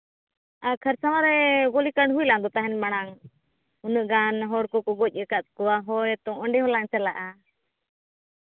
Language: Santali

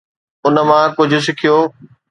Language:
Sindhi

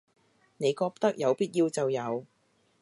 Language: Cantonese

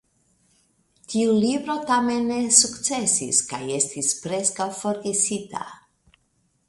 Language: Esperanto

